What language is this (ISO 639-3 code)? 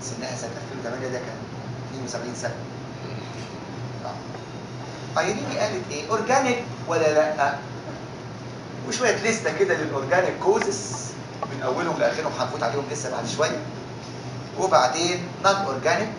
ara